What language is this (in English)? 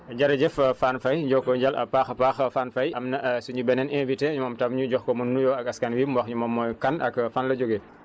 Wolof